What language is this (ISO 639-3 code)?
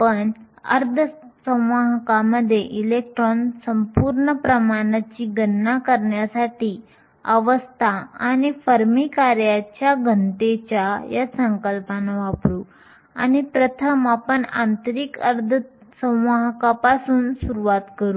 mar